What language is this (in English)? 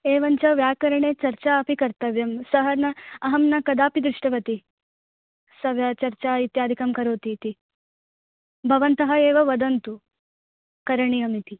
Sanskrit